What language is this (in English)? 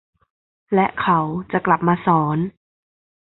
Thai